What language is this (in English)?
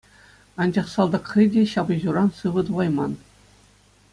Chuvash